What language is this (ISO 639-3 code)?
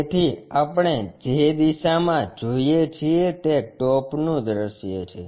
guj